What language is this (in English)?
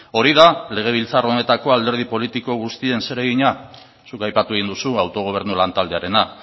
Basque